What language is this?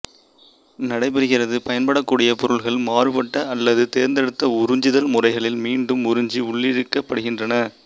Tamil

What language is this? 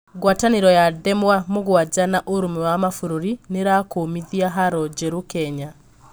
Kikuyu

